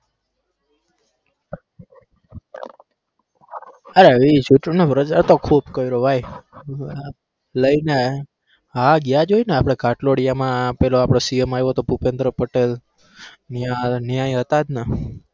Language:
Gujarati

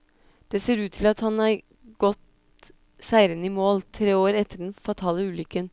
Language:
Norwegian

